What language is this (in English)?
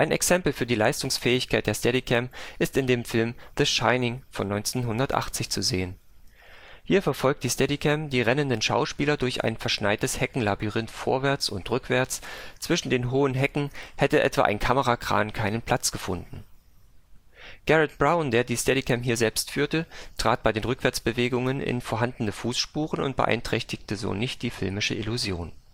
German